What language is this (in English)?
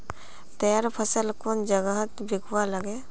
Magahi